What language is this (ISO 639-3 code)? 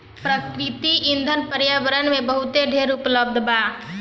bho